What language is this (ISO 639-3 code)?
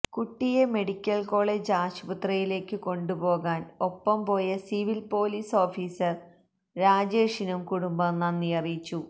mal